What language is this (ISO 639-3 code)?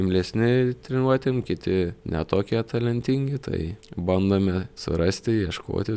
lit